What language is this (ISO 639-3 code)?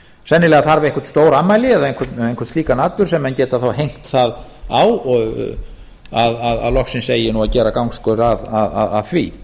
isl